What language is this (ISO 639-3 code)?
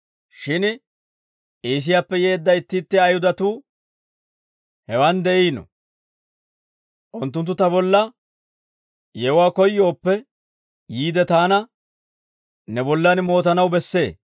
dwr